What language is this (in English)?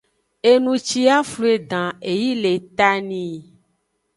Aja (Benin)